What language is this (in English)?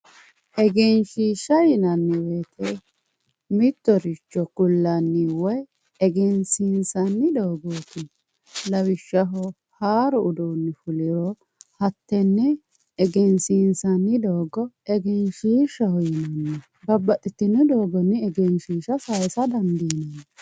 Sidamo